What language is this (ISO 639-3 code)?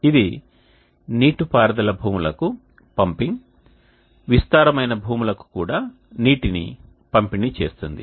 tel